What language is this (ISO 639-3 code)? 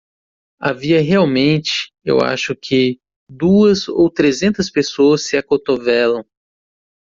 por